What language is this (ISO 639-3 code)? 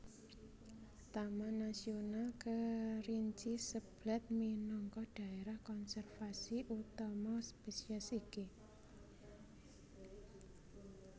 jav